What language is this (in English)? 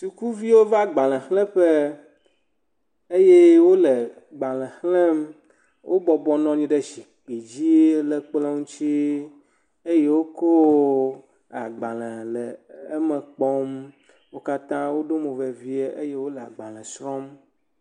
Ewe